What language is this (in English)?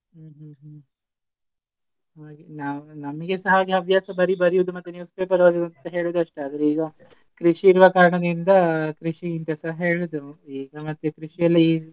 Kannada